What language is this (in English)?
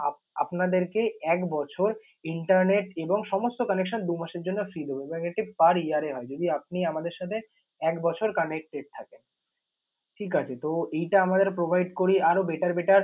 Bangla